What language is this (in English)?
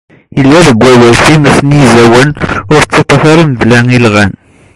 Kabyle